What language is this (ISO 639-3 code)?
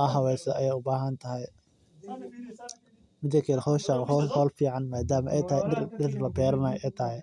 som